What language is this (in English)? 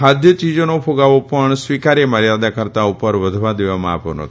Gujarati